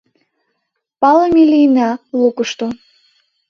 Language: Mari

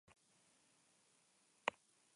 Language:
Basque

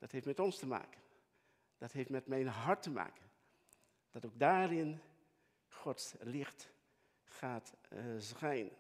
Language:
Dutch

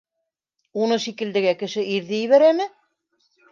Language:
Bashkir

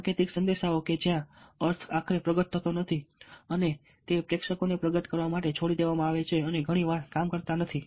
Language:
Gujarati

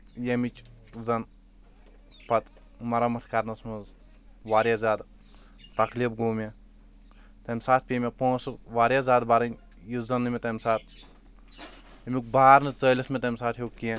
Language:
Kashmiri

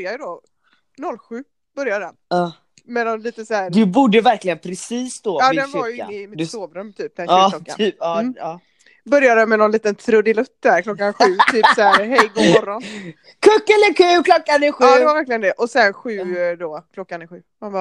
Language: Swedish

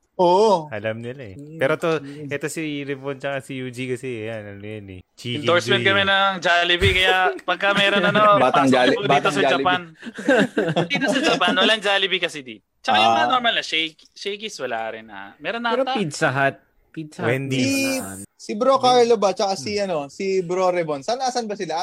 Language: Filipino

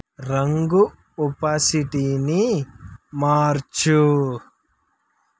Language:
Telugu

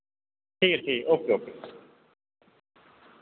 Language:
Dogri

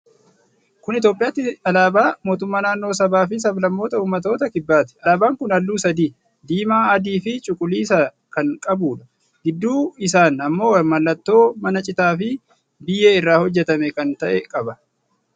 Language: Oromo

